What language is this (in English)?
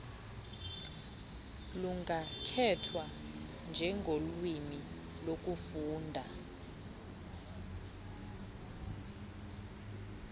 Xhosa